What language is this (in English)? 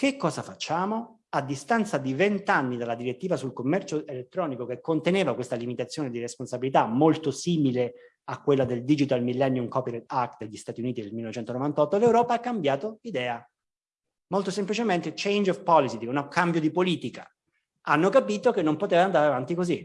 Italian